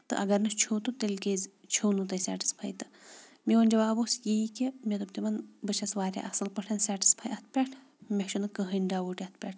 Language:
Kashmiri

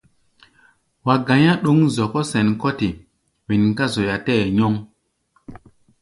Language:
Gbaya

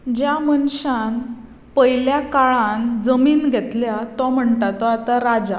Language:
Konkani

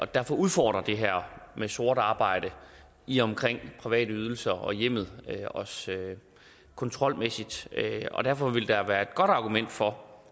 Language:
Danish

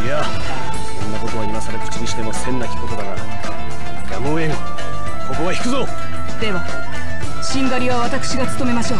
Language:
Japanese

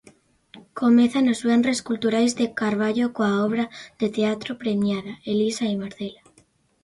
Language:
Galician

